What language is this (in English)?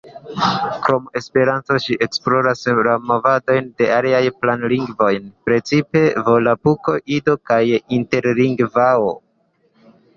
Esperanto